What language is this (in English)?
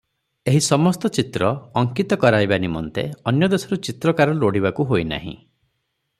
Odia